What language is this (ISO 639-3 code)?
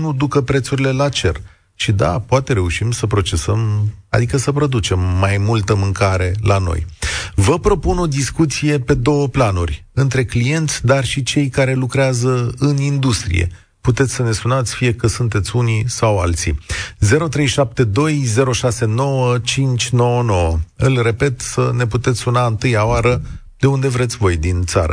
ron